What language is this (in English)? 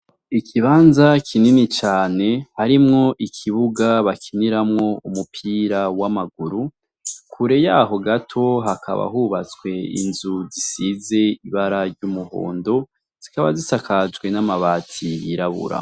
Rundi